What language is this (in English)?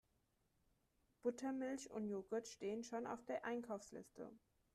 German